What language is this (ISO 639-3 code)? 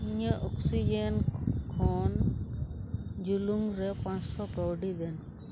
sat